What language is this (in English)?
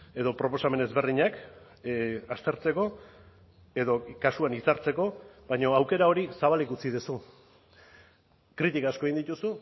Basque